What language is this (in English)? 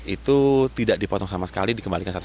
Indonesian